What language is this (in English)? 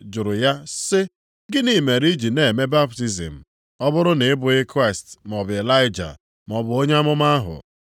Igbo